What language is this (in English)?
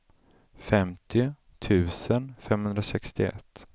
Swedish